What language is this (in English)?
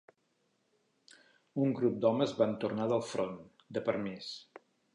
Catalan